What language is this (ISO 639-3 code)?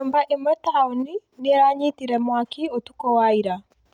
kik